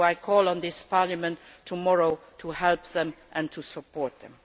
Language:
English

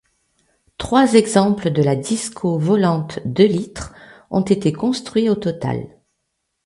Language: French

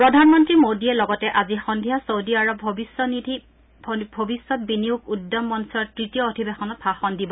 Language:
Assamese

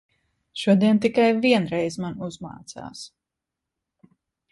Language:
Latvian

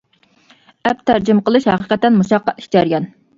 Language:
Uyghur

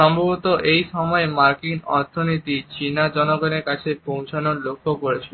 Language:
Bangla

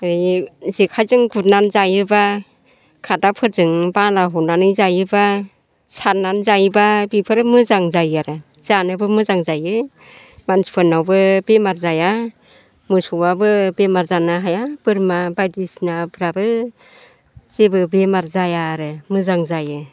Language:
Bodo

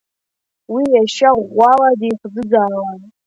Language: Abkhazian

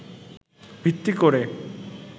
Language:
Bangla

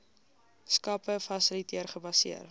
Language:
Afrikaans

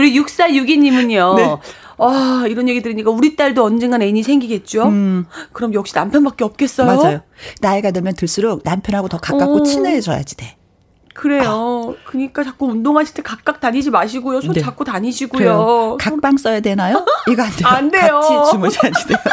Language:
Korean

